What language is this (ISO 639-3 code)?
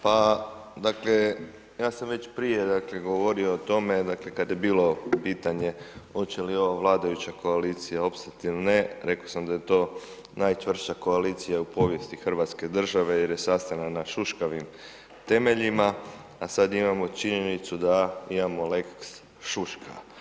hrv